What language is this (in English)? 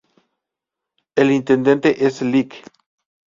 Spanish